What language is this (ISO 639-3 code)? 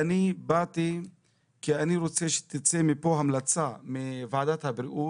heb